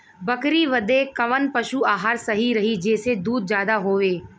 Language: Bhojpuri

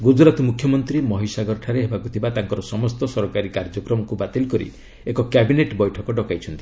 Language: Odia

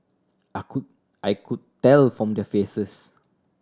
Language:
English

